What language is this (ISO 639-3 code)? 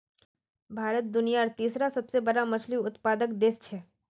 mag